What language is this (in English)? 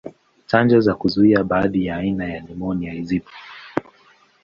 Swahili